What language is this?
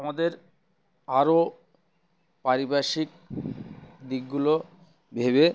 Bangla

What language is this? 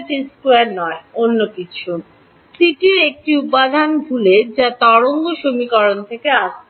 Bangla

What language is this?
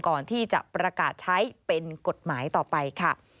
Thai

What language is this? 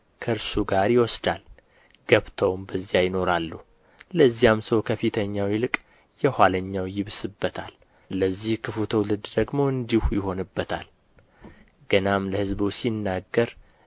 Amharic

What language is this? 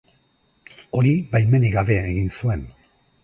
Basque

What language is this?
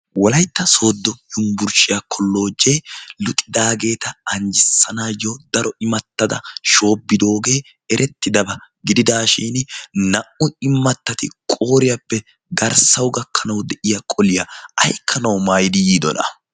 Wolaytta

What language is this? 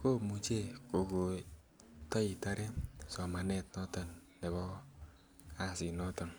Kalenjin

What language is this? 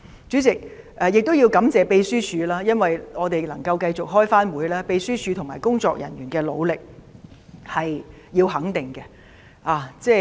Cantonese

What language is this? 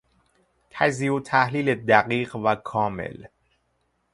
Persian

